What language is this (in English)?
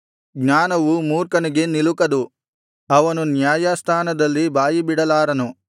Kannada